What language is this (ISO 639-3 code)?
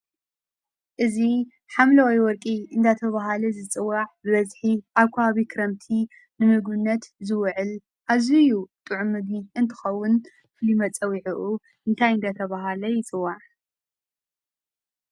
tir